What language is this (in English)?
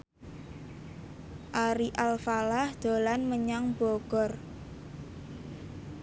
Javanese